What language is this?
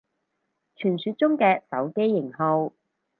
Cantonese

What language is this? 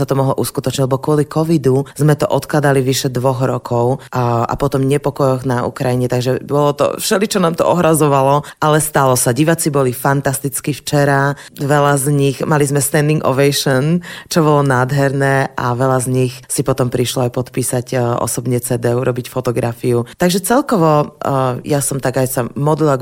Slovak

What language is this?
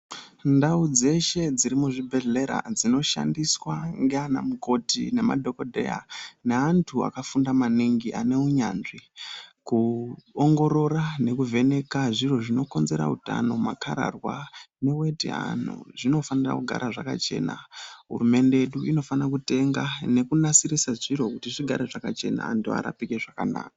Ndau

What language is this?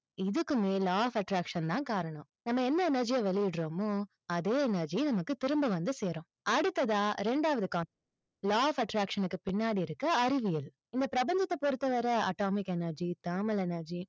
Tamil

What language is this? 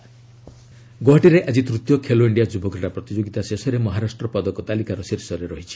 Odia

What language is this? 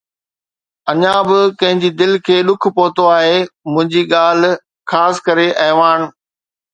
Sindhi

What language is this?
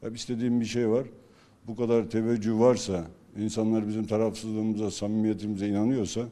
Turkish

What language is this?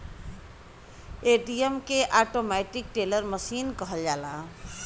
Bhojpuri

